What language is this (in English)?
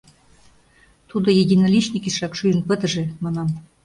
Mari